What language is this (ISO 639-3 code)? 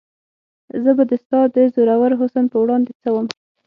pus